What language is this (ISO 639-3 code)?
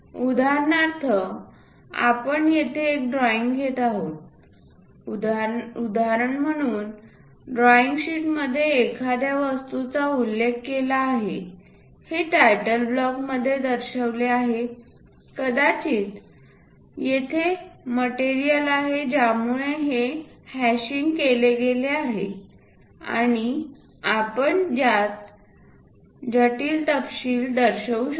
mar